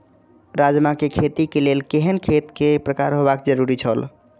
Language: Maithili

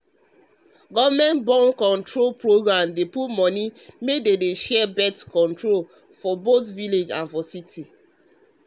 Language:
Nigerian Pidgin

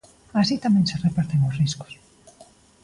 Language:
Galician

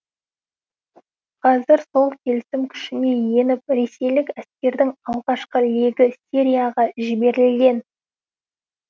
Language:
Kazakh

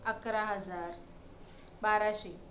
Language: Marathi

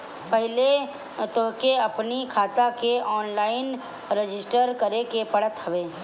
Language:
Bhojpuri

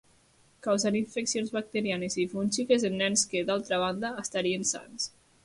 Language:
Catalan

